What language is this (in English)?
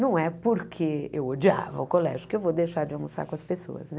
Portuguese